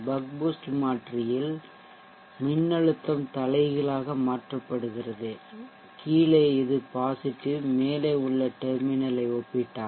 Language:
Tamil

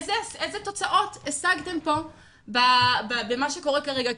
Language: Hebrew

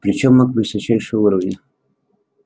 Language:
Russian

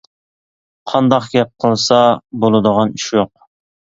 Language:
Uyghur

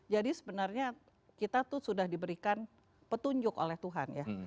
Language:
Indonesian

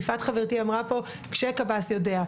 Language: Hebrew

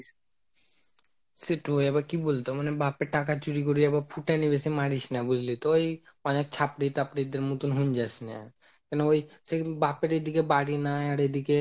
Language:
Bangla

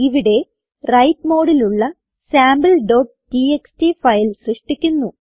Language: Malayalam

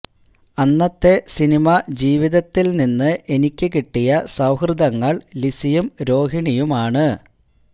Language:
Malayalam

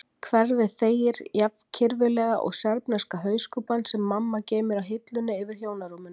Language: Icelandic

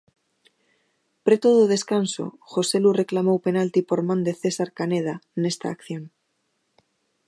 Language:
Galician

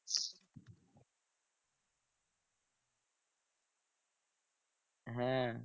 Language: Bangla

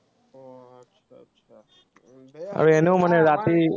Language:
Assamese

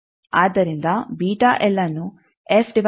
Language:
Kannada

